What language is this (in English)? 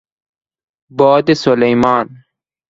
Persian